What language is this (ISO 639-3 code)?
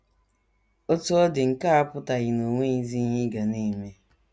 ibo